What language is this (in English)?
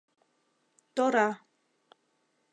Mari